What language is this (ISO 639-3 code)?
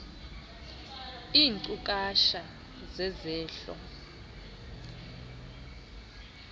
xho